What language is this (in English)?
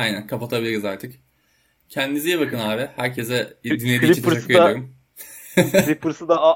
Turkish